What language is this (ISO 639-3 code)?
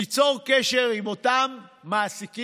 heb